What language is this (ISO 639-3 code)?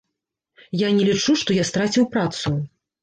bel